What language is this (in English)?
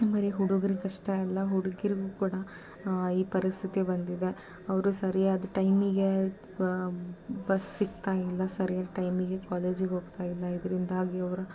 Kannada